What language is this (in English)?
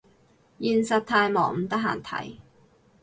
Cantonese